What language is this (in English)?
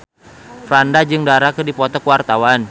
Sundanese